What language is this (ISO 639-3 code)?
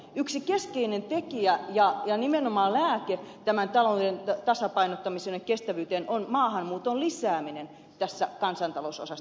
fin